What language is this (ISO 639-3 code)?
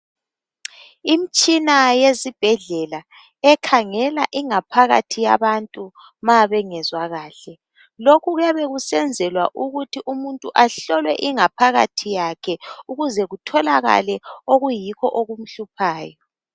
nde